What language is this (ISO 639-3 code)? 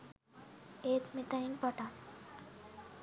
sin